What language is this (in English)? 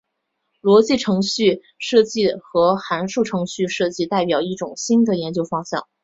Chinese